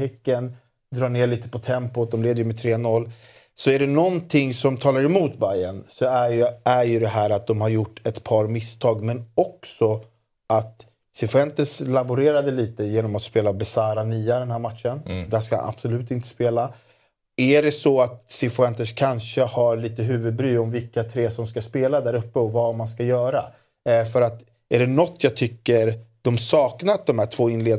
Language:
Swedish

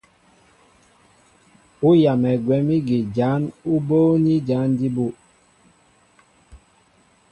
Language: Mbo (Cameroon)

